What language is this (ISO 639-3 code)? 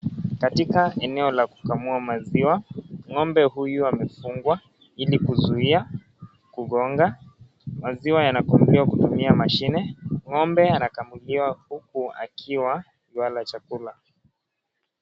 swa